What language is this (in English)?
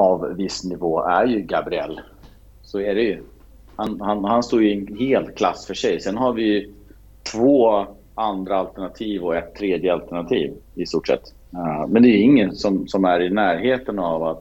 Swedish